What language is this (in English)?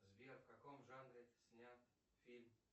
Russian